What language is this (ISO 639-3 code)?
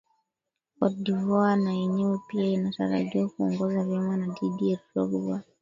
swa